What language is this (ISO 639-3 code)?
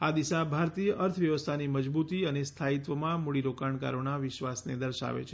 guj